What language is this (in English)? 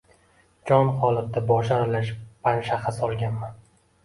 Uzbek